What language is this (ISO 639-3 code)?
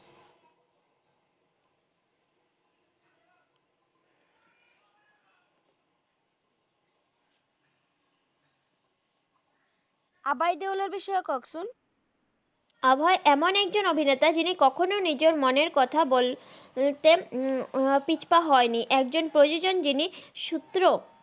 ben